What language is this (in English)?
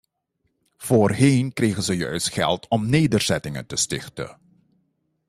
Dutch